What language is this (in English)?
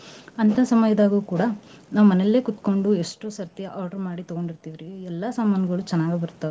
Kannada